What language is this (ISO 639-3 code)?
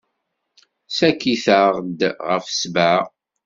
kab